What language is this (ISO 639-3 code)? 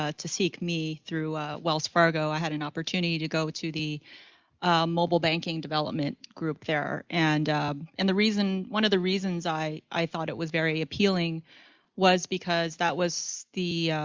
eng